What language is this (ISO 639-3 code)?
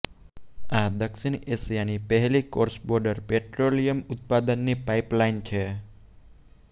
guj